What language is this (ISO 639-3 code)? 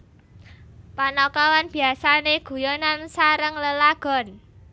jav